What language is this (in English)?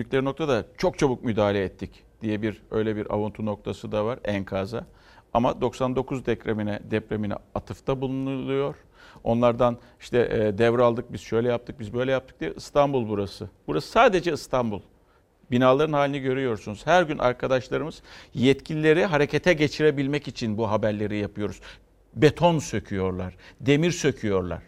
Turkish